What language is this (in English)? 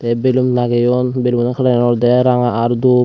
Chakma